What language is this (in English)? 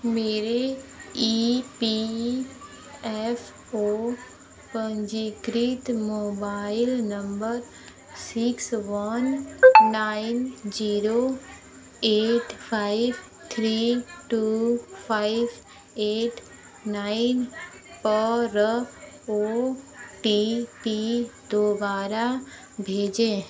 Hindi